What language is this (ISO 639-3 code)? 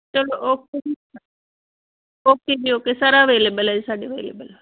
pan